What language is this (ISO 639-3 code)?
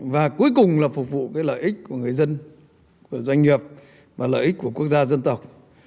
vie